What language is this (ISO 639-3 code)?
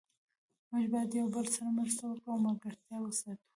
pus